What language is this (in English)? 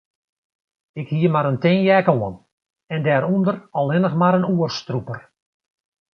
Western Frisian